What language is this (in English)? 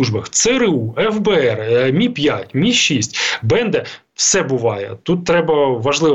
Ukrainian